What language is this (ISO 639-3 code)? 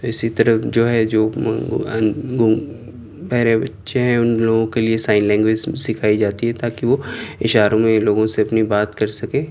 urd